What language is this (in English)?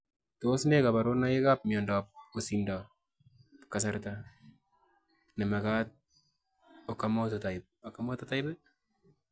Kalenjin